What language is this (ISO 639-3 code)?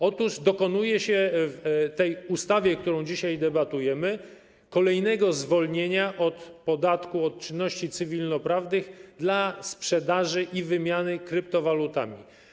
pol